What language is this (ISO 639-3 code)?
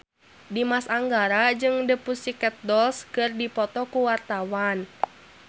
sun